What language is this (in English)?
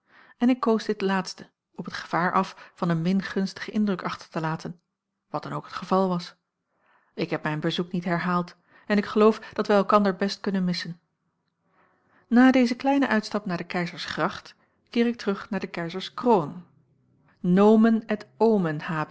Dutch